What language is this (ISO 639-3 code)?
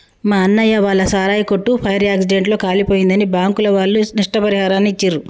tel